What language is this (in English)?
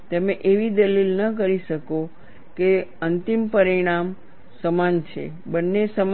Gujarati